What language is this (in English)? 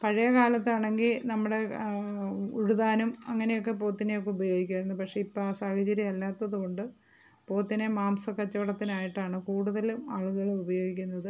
Malayalam